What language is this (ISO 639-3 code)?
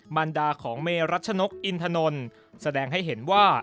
tha